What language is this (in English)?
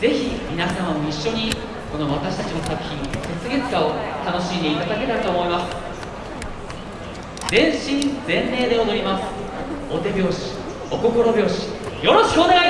Japanese